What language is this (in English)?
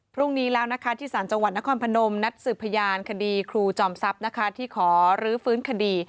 Thai